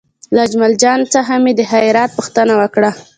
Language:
Pashto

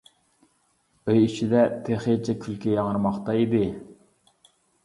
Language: Uyghur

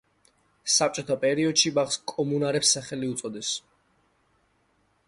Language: Georgian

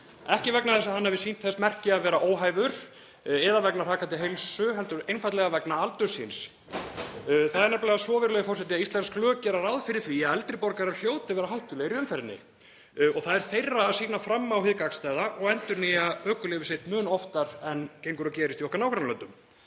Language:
Icelandic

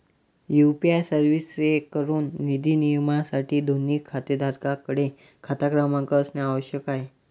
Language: Marathi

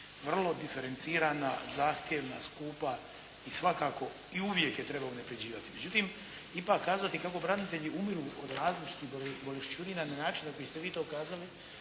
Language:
Croatian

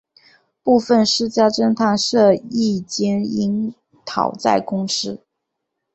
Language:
Chinese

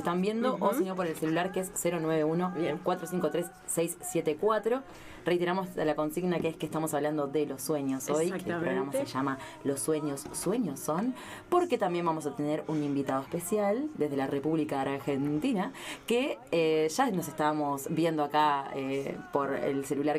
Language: Spanish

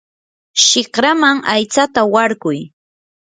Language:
Yanahuanca Pasco Quechua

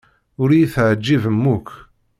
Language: Kabyle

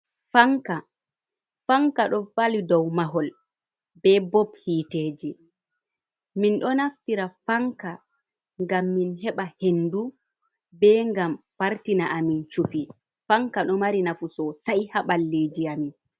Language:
Fula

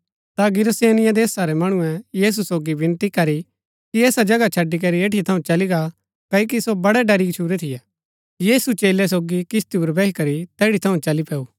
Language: Gaddi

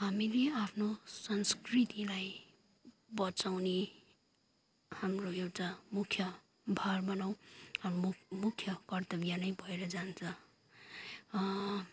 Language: Nepali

